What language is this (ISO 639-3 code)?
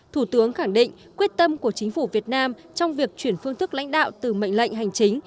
vie